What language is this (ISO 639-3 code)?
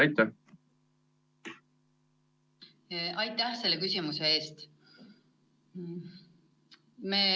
est